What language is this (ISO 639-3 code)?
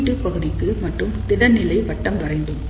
tam